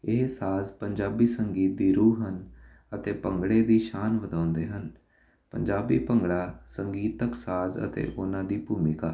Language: Punjabi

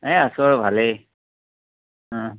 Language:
Assamese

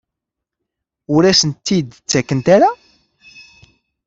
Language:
Kabyle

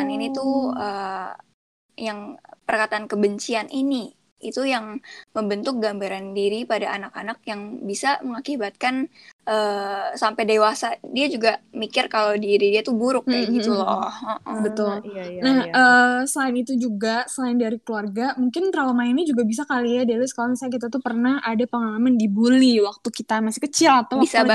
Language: Indonesian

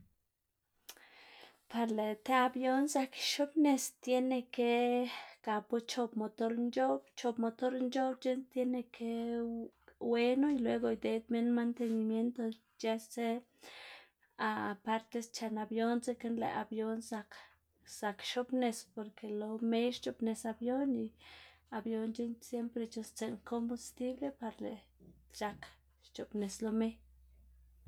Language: Xanaguía Zapotec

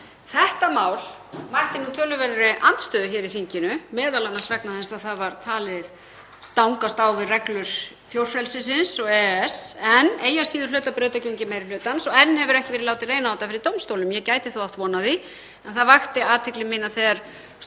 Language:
Icelandic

